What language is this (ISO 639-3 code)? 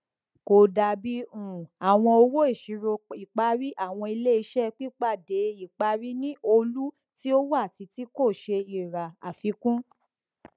yor